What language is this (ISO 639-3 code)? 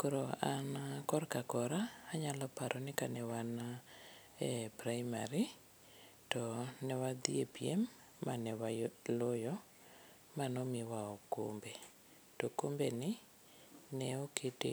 luo